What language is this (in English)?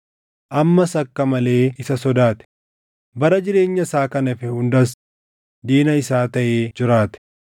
Oromo